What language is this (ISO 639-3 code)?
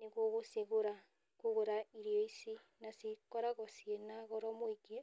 kik